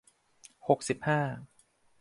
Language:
Thai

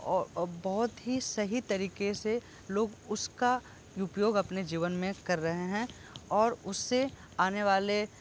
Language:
Hindi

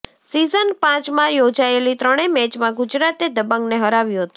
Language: Gujarati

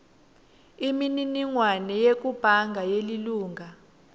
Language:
Swati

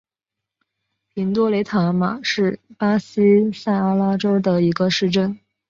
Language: Chinese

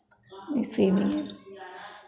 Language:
Hindi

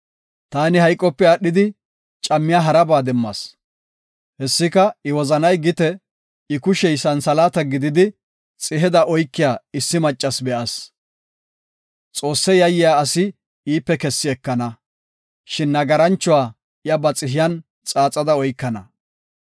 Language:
Gofa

